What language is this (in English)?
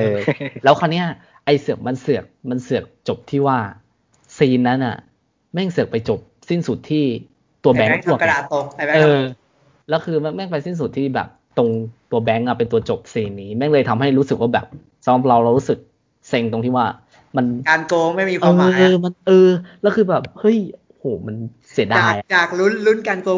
Thai